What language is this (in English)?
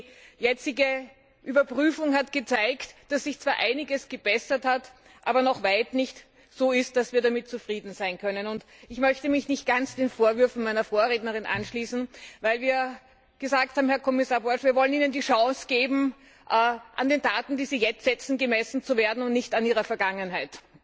German